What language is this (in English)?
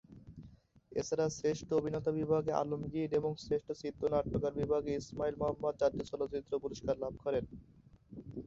Bangla